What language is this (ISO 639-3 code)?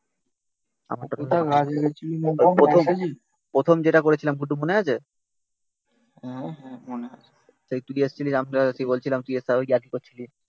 ben